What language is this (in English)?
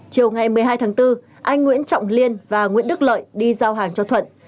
Vietnamese